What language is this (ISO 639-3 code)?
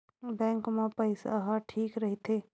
hne